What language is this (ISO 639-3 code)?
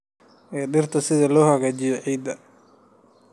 som